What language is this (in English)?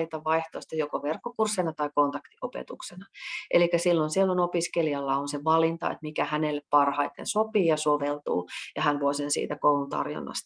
Finnish